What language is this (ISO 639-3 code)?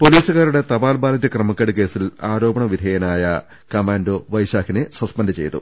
mal